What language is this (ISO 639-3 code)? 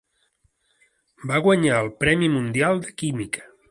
cat